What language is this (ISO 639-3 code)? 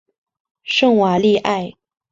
zho